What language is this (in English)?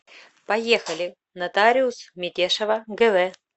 Russian